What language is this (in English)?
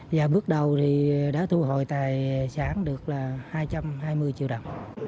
Vietnamese